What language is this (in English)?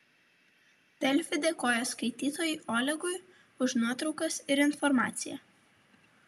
Lithuanian